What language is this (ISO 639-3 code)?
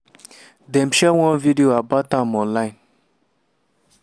pcm